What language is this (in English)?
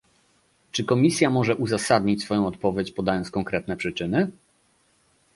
Polish